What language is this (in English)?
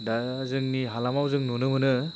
Bodo